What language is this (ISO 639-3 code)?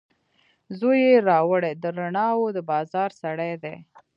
pus